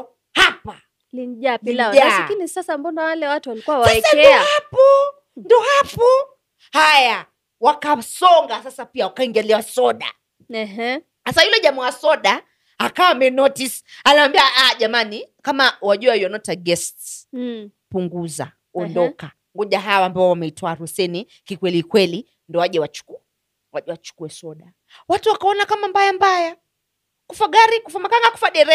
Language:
Swahili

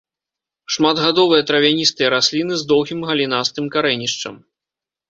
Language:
Belarusian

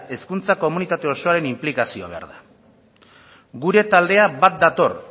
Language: Basque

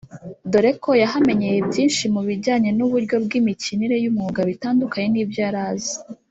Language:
Kinyarwanda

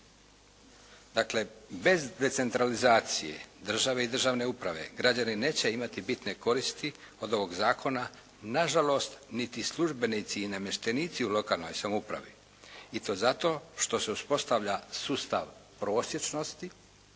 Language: Croatian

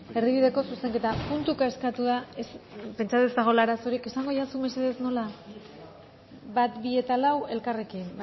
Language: Basque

